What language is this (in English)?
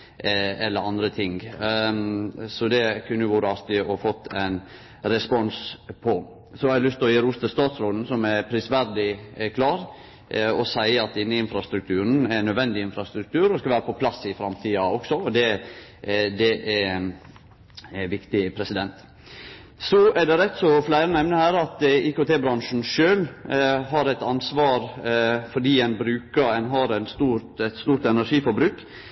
Norwegian Nynorsk